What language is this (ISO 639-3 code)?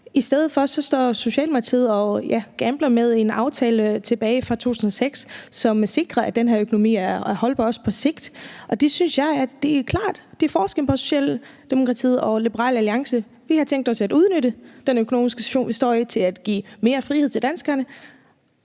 dan